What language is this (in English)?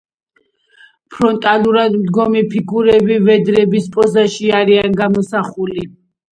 Georgian